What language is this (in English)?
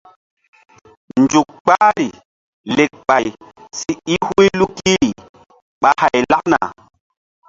Mbum